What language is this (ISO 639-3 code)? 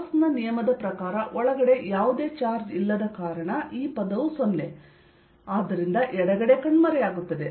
kan